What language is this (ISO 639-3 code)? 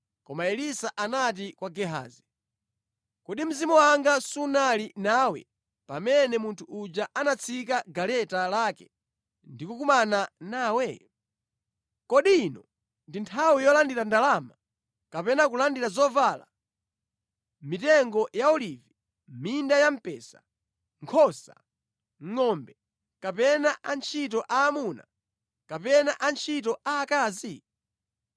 nya